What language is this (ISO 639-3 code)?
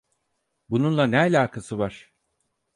tur